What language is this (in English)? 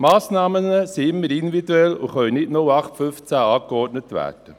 Swiss German